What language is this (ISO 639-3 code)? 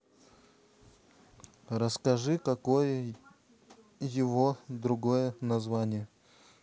rus